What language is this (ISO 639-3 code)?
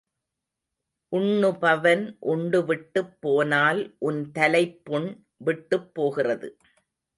tam